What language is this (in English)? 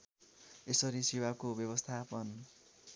Nepali